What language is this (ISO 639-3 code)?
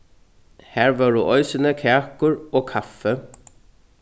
fao